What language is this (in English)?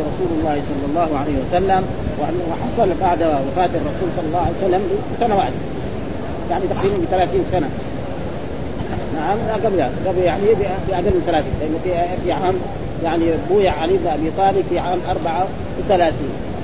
Arabic